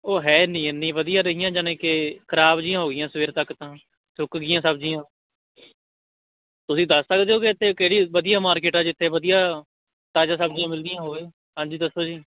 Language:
Punjabi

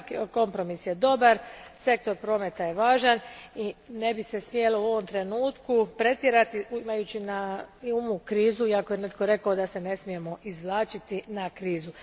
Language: Croatian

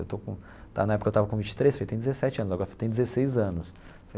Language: Portuguese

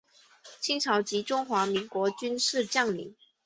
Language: Chinese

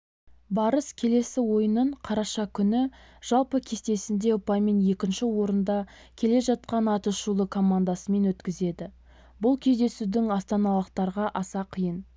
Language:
Kazakh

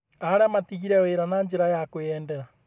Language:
Kikuyu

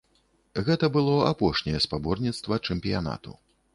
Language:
Belarusian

